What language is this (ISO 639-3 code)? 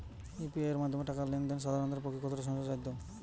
ben